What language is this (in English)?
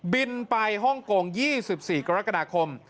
Thai